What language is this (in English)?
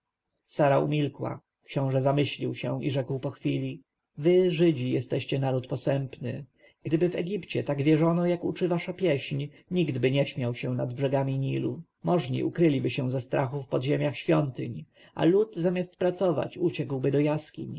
Polish